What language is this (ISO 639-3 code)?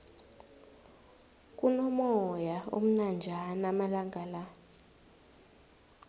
nbl